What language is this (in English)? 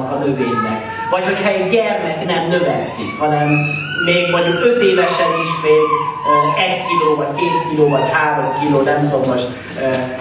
Hungarian